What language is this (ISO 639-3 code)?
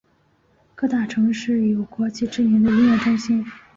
zho